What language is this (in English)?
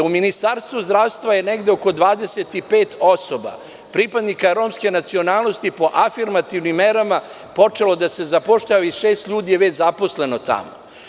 Serbian